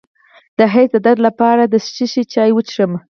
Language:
Pashto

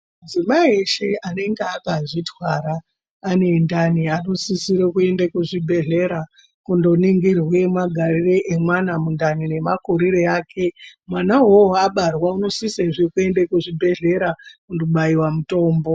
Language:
Ndau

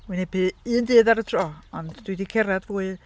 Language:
Welsh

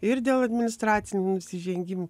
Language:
Lithuanian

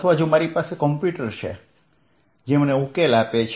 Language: Gujarati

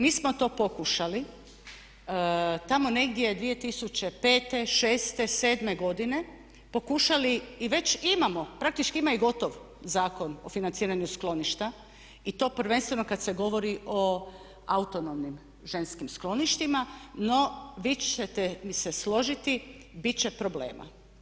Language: Croatian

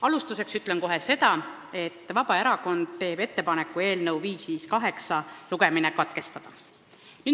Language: Estonian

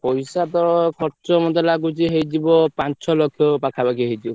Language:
Odia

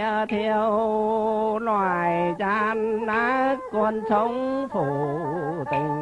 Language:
Vietnamese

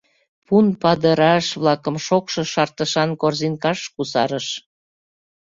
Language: Mari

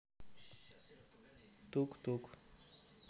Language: Russian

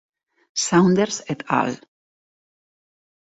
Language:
Galician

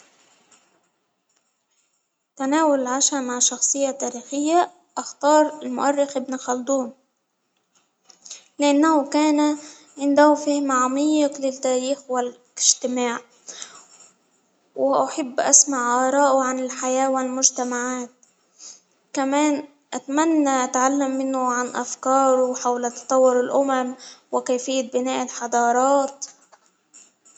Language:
Hijazi Arabic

